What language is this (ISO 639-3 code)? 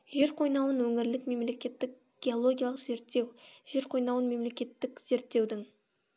kaz